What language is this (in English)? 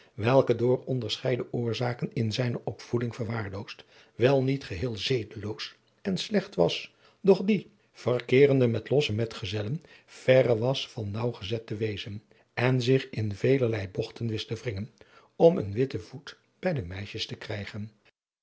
Dutch